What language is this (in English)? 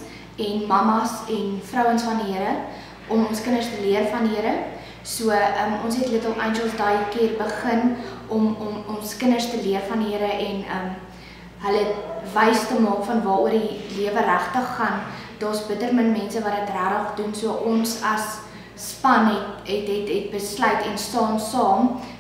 Dutch